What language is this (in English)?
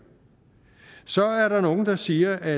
Danish